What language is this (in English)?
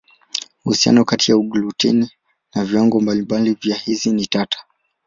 Swahili